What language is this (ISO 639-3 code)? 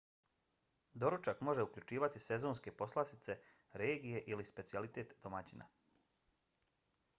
bos